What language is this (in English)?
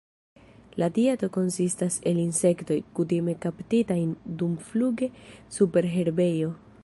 Esperanto